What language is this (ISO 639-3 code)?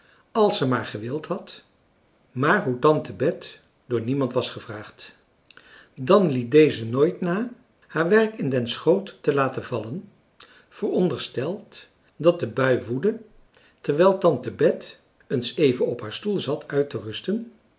nld